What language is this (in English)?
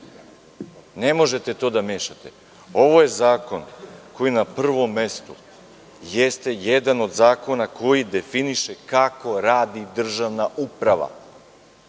Serbian